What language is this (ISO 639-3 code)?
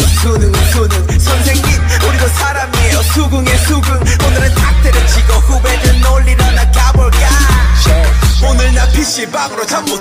kor